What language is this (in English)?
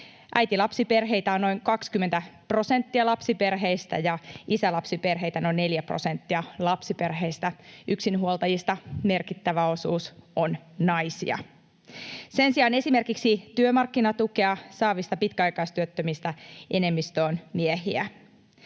Finnish